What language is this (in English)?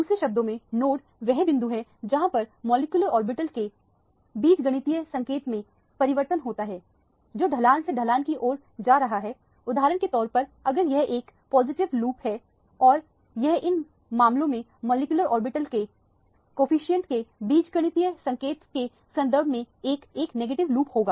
Hindi